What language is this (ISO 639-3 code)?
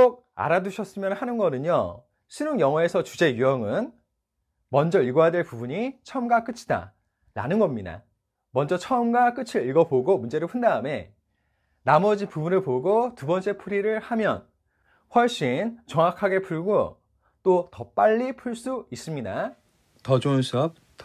kor